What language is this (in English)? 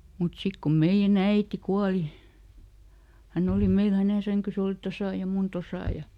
Finnish